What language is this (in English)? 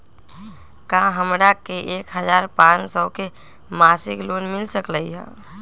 Magahi